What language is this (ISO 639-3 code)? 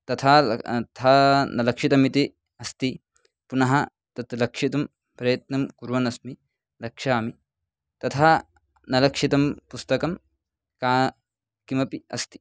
san